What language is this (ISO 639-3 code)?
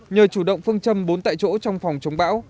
vie